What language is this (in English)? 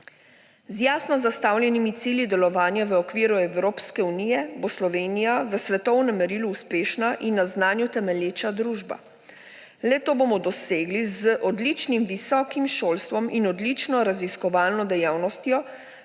Slovenian